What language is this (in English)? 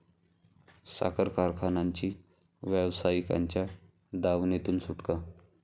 Marathi